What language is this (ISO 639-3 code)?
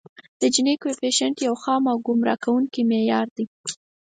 pus